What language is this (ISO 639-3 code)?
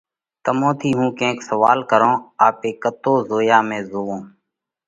kvx